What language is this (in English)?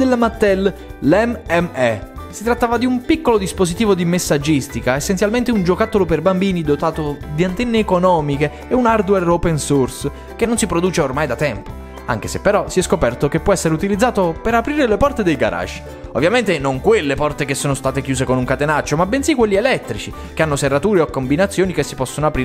Italian